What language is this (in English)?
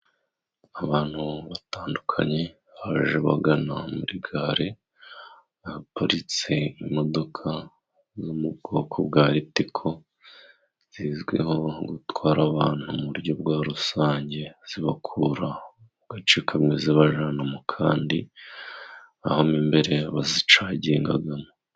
Kinyarwanda